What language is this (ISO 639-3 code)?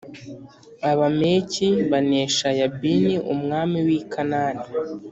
kin